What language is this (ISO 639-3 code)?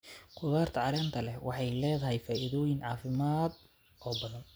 som